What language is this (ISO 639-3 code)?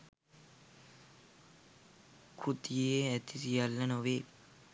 sin